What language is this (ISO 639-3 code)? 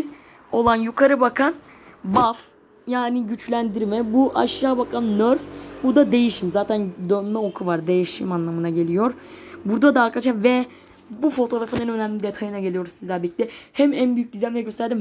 tur